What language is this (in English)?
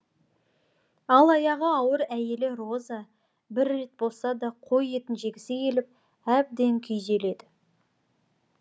Kazakh